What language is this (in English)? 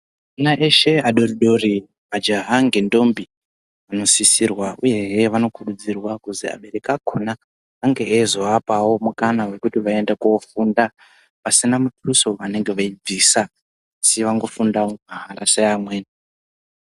Ndau